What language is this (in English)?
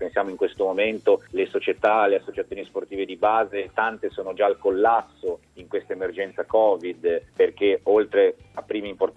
Italian